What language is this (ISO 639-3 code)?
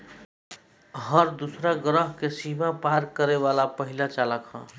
bho